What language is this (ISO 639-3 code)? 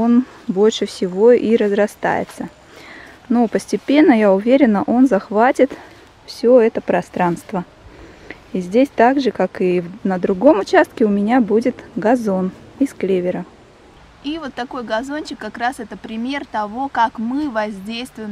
rus